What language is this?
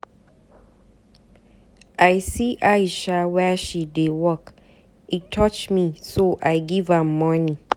Nigerian Pidgin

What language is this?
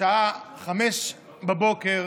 Hebrew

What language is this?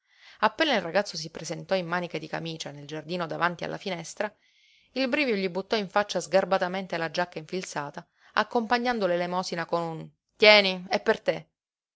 Italian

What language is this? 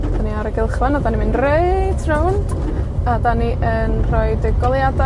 Welsh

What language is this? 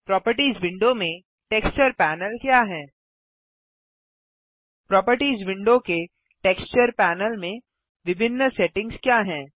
Hindi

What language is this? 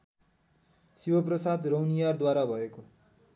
Nepali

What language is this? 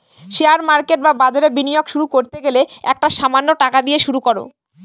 Bangla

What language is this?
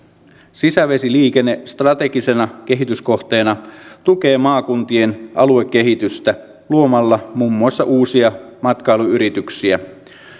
Finnish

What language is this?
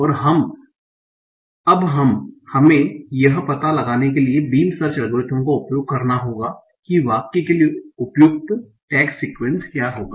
Hindi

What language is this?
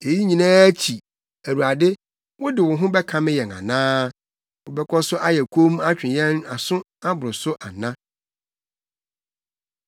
Akan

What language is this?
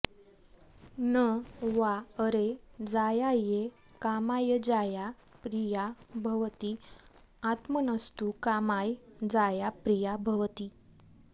Sanskrit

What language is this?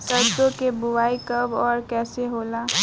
Bhojpuri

